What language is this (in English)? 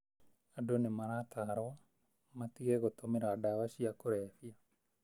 Kikuyu